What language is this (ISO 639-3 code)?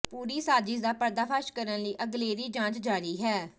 pan